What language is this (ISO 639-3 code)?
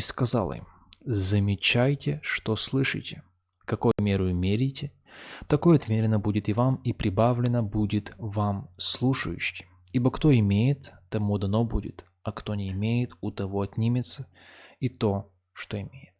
rus